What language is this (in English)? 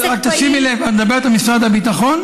Hebrew